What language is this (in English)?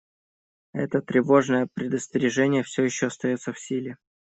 Russian